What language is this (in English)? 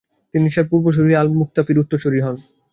Bangla